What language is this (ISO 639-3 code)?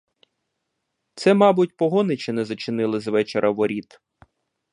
ukr